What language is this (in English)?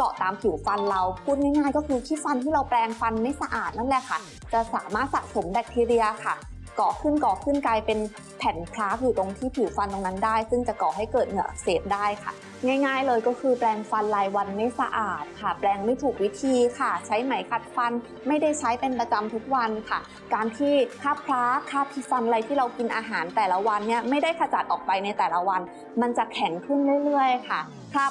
Thai